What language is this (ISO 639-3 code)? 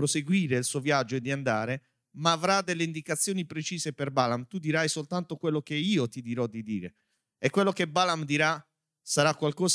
ita